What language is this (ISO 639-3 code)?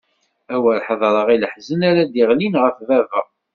kab